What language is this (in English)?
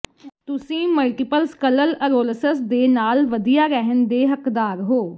Punjabi